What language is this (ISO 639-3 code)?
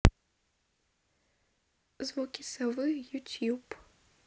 rus